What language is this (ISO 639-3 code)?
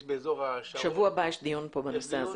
heb